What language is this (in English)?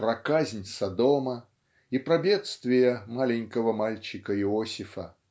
Russian